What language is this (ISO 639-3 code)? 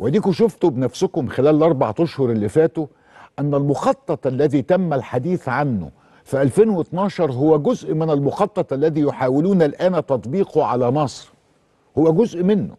ara